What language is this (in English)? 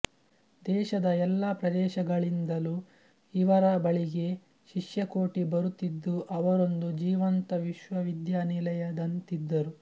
Kannada